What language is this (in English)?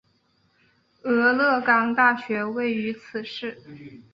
Chinese